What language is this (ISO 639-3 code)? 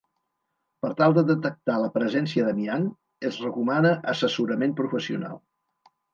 cat